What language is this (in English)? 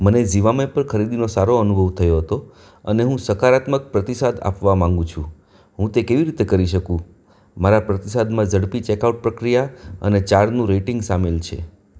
Gujarati